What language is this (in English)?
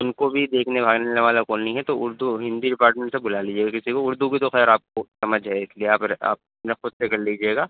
Urdu